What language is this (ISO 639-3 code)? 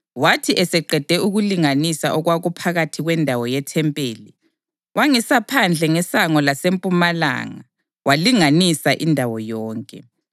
nde